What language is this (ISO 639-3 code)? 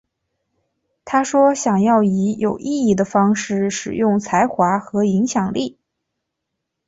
zho